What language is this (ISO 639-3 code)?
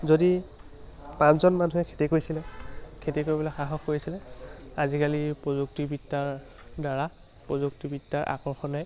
asm